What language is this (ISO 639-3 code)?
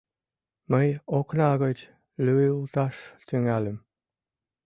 chm